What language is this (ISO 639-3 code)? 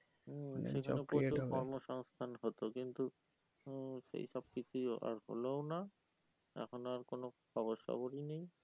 ben